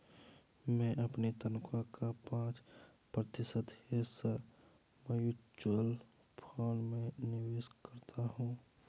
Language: Hindi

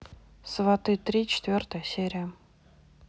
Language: Russian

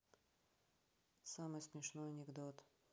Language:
Russian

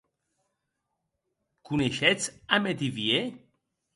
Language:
Occitan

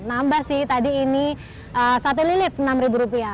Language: Indonesian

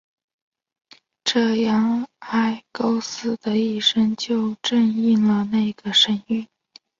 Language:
Chinese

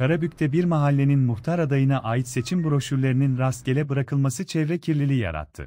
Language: Turkish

